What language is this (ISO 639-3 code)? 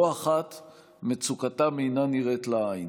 heb